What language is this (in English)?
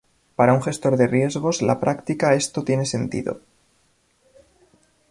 Spanish